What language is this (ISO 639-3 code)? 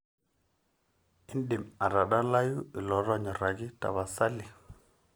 mas